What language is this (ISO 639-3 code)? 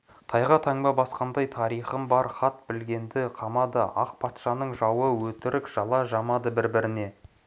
kaz